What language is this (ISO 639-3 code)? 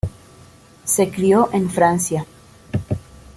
spa